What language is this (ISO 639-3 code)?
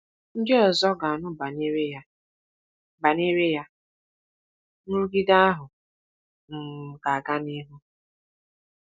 ibo